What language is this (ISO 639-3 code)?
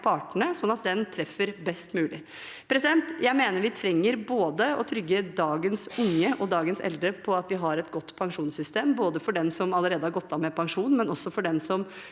nor